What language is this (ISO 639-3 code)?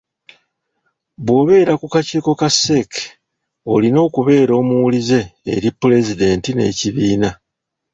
lug